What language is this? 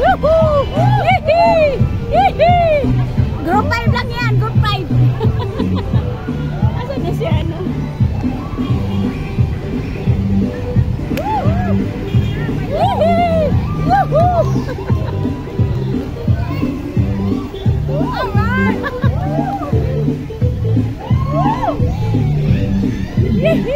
Indonesian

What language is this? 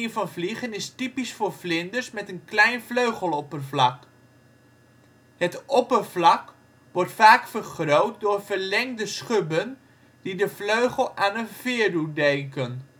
Dutch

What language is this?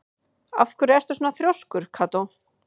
Icelandic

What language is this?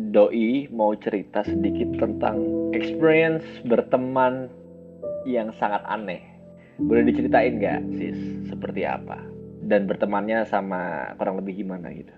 Indonesian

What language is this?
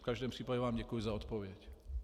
Czech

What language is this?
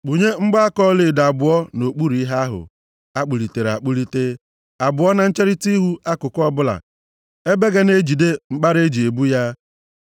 Igbo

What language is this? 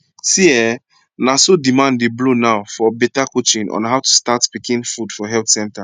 Nigerian Pidgin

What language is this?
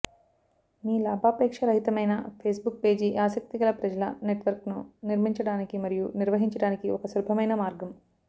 Telugu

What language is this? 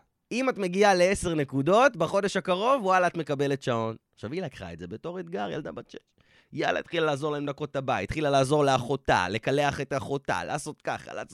Hebrew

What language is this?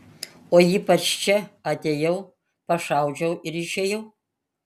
Lithuanian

